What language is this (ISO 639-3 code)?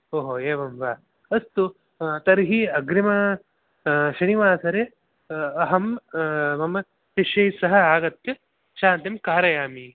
san